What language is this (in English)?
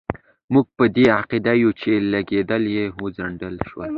Pashto